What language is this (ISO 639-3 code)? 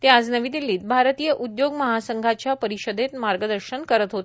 mar